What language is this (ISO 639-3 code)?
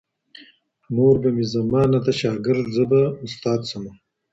pus